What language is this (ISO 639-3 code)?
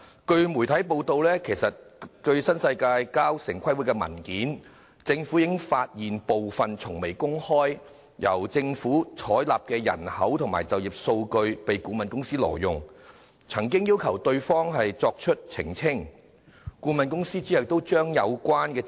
yue